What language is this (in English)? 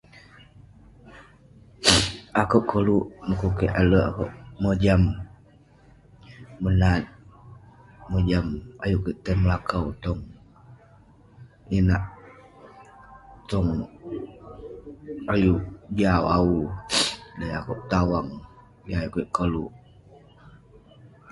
Western Penan